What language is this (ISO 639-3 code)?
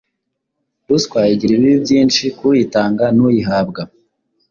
kin